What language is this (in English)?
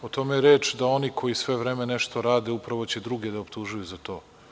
Serbian